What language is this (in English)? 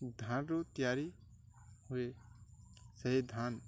Odia